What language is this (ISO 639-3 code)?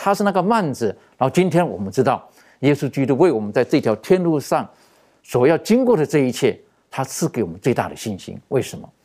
zho